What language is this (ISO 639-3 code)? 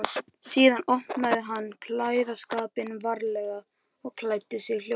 isl